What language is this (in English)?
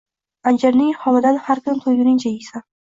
Uzbek